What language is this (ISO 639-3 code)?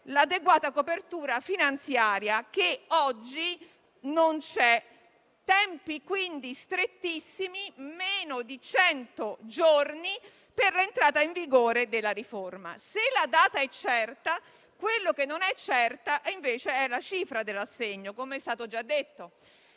ita